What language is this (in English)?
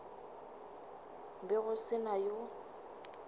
Northern Sotho